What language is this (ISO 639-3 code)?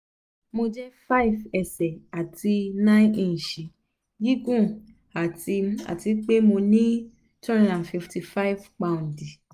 yor